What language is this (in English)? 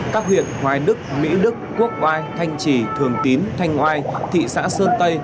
Vietnamese